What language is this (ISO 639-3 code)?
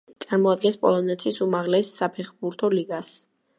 kat